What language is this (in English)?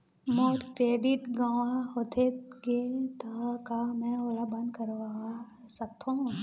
Chhattisgarhi